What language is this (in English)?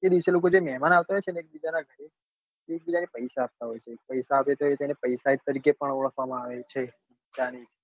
Gujarati